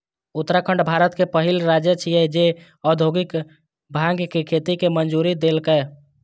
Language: Maithili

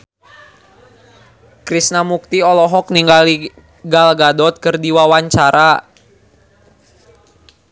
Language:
Sundanese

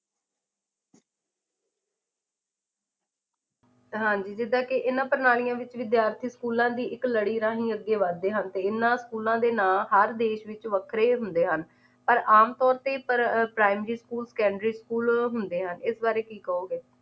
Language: Punjabi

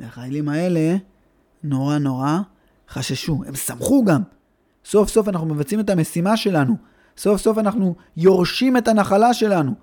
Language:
Hebrew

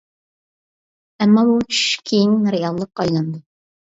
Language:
Uyghur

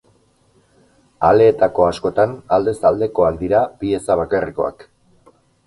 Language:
Basque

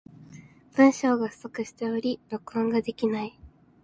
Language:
Japanese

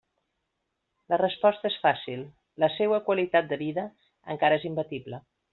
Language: Catalan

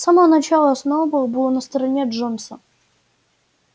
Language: Russian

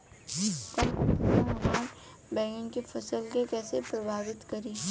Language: Bhojpuri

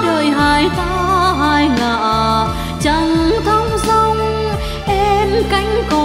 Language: Vietnamese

